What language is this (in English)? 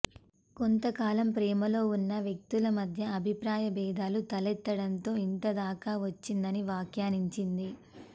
Telugu